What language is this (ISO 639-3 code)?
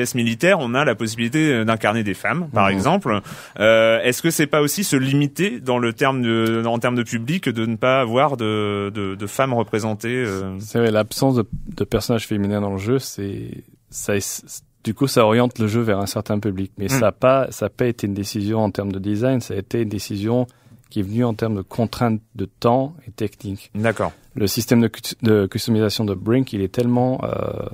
fra